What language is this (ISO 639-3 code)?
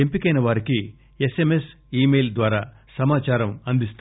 tel